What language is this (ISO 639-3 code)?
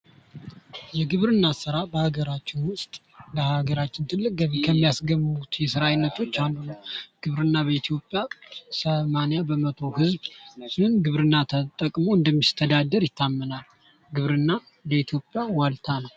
amh